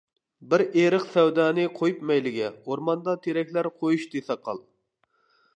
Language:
Uyghur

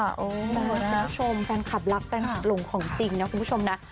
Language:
Thai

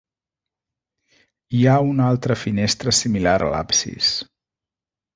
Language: Catalan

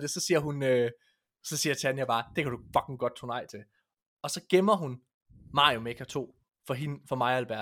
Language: Danish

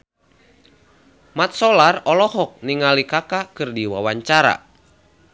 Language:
Sundanese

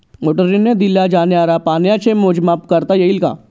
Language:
Marathi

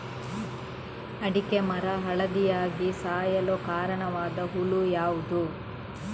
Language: Kannada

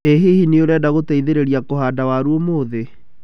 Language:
Kikuyu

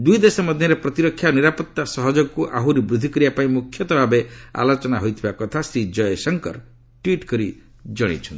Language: Odia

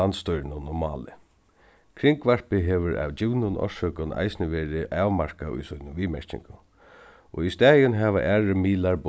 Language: Faroese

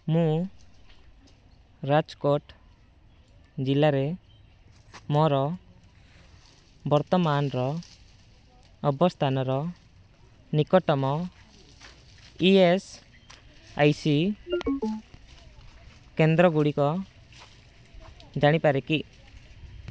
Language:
Odia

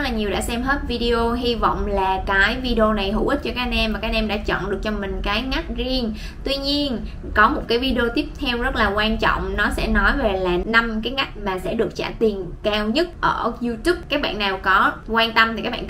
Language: Vietnamese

